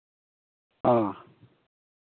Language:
Santali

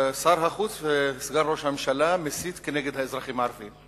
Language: Hebrew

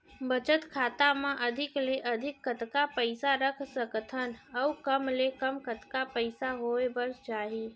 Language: Chhattisgarhi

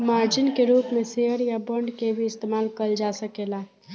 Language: Bhojpuri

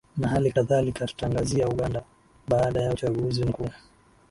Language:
Swahili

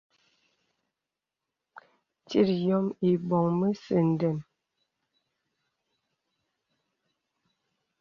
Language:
Bebele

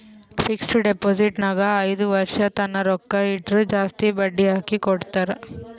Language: Kannada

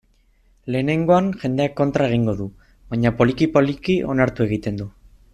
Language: Basque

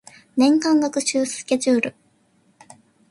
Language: Japanese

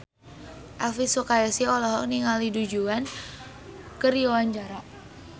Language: Sundanese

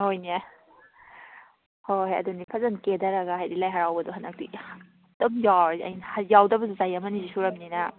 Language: Manipuri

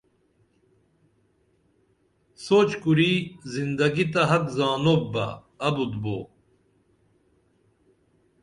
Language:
Dameli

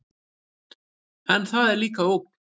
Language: Icelandic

